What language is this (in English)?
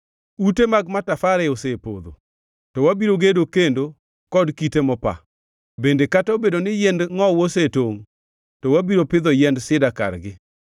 Luo (Kenya and Tanzania)